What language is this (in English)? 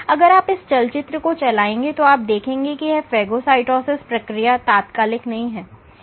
Hindi